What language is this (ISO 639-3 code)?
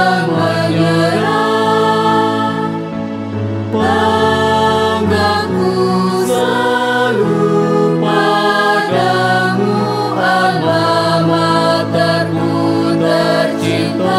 ind